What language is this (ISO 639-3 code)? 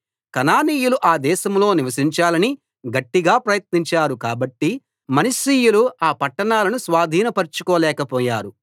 tel